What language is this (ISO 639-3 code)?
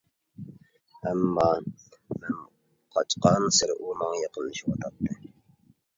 uig